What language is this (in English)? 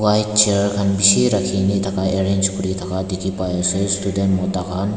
Naga Pidgin